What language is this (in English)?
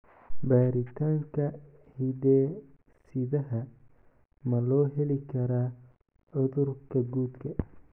Somali